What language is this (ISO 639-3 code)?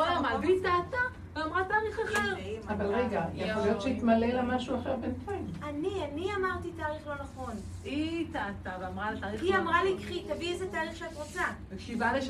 heb